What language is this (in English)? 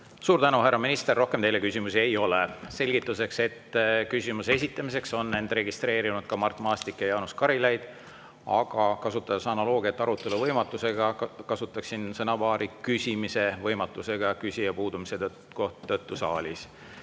Estonian